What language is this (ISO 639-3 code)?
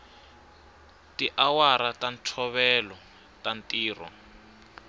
tso